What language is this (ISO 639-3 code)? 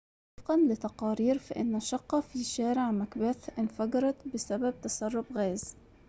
ara